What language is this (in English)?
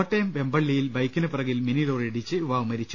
Malayalam